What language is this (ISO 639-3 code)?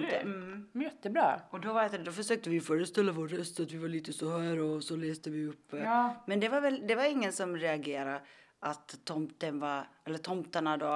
swe